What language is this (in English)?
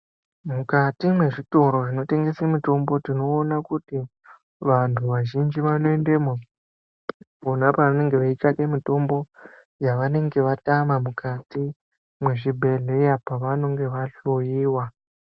Ndau